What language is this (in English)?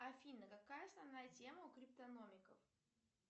Russian